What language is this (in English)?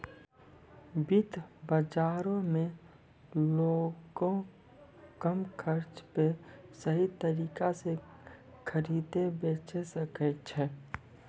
Maithili